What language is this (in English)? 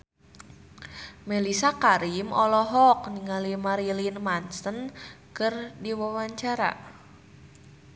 Sundanese